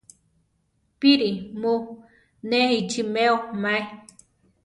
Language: Central Tarahumara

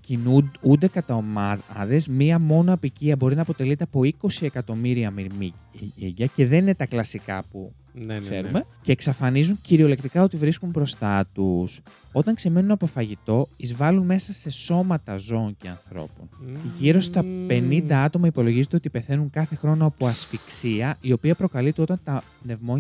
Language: Greek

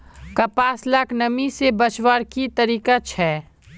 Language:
Magahi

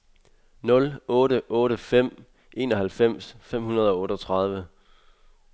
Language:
Danish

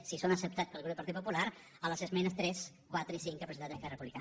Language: Catalan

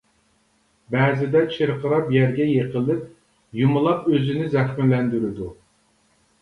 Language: Uyghur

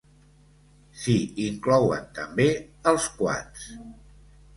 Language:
Catalan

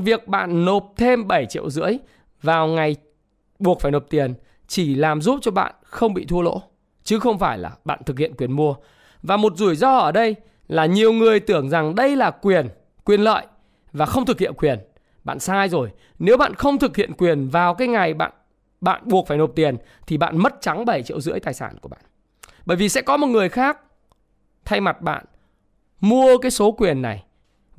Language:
Vietnamese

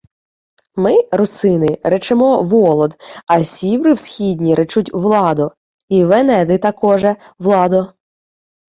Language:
Ukrainian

